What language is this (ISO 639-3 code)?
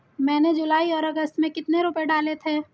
hin